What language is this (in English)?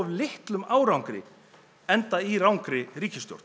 Icelandic